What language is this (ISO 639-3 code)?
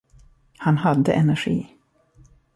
swe